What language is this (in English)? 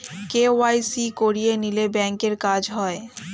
Bangla